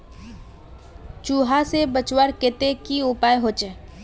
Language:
Magahi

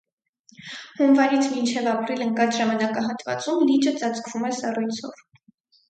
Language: Armenian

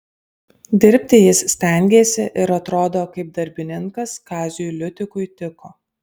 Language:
Lithuanian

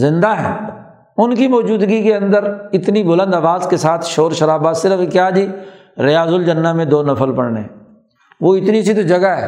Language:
Urdu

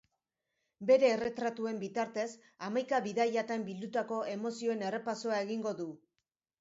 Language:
Basque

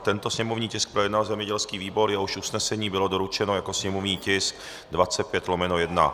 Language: Czech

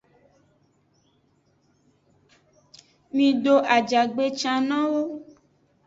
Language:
Aja (Benin)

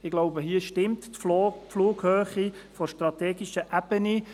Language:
Swiss German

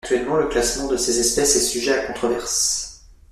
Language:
French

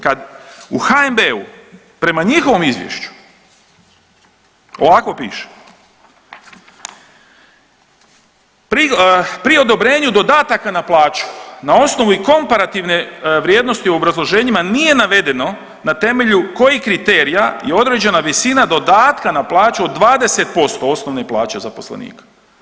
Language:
Croatian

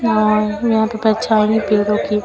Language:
Hindi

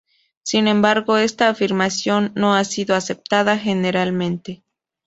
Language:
Spanish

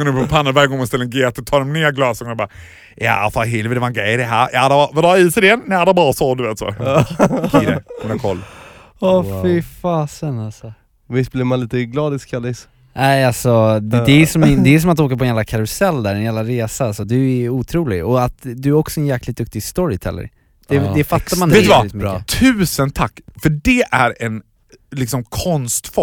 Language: Swedish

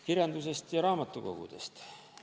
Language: Estonian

